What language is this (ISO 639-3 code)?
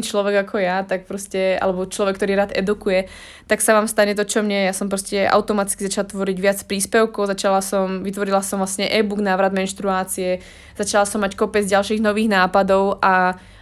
slk